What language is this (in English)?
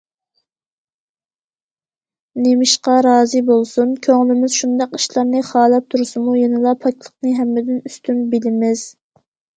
Uyghur